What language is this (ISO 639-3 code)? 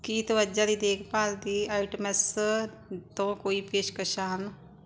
pan